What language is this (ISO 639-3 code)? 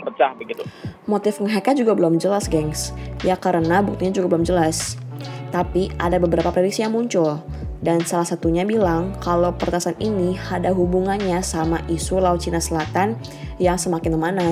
ind